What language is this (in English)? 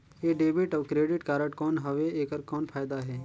Chhattisgarhi